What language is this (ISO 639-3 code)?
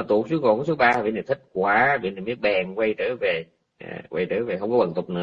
vie